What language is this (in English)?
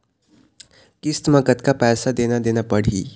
Chhattisgarhi